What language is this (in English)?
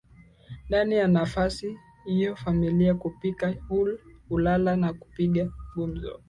Swahili